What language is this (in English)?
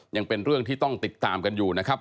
Thai